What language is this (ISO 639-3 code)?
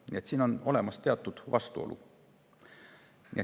est